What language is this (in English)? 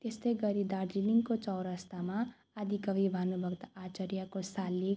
Nepali